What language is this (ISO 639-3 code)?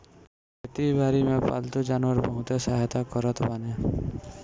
bho